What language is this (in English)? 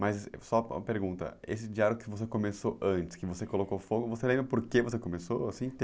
Portuguese